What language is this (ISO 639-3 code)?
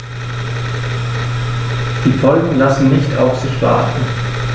deu